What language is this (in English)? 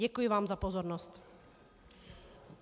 Czech